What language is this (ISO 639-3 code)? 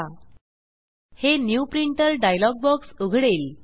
mar